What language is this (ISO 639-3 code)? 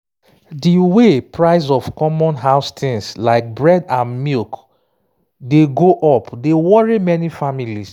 pcm